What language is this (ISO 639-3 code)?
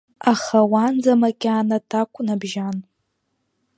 abk